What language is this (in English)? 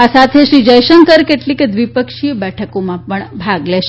Gujarati